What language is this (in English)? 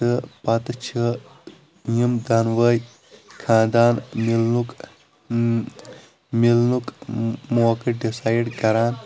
Kashmiri